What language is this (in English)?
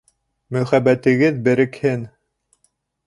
Bashkir